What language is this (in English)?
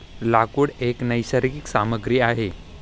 Marathi